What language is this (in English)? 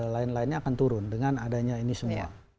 Indonesian